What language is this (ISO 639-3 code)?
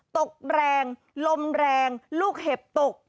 tha